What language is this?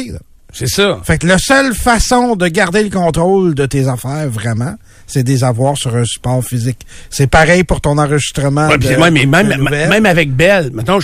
French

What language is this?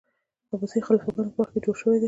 Pashto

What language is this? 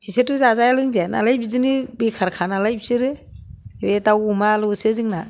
Bodo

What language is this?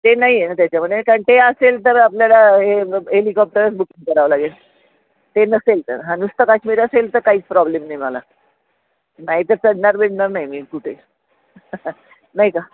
Marathi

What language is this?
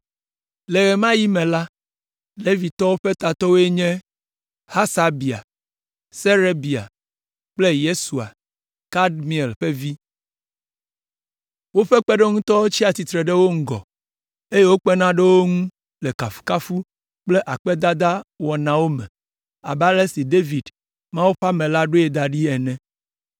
Ewe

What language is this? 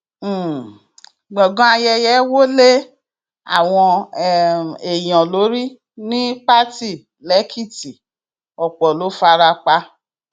Yoruba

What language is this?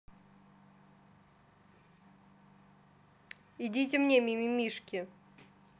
Russian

